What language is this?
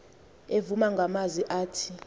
Xhosa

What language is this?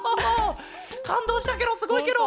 Japanese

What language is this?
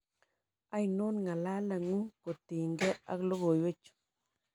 Kalenjin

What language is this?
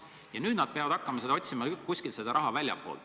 Estonian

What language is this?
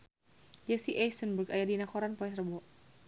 Sundanese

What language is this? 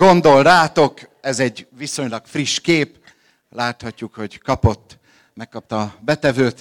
Hungarian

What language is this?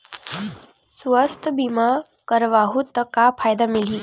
Chhattisgarhi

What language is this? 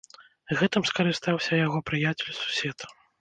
Belarusian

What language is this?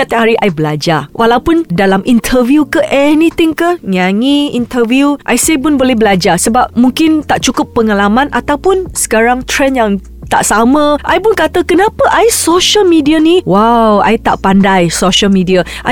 Malay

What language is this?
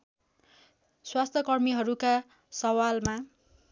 Nepali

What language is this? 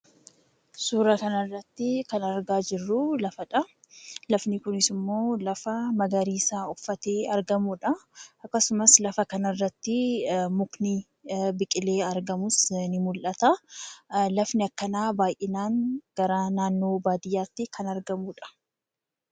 Oromo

